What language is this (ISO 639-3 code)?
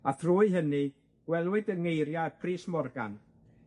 cym